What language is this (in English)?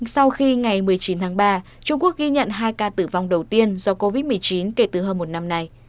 Vietnamese